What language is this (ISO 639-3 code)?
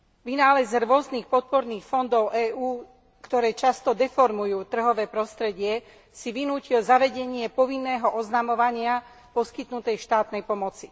slk